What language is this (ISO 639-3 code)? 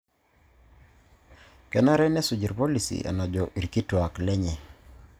mas